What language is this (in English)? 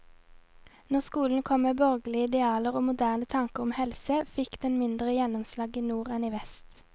Norwegian